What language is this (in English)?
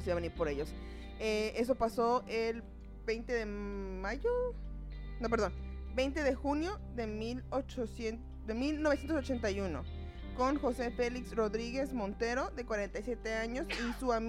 Spanish